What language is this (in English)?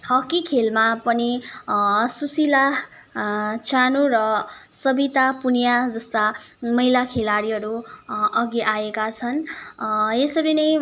Nepali